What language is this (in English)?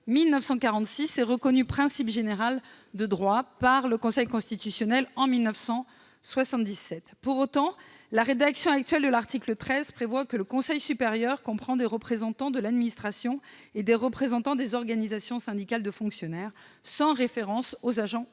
French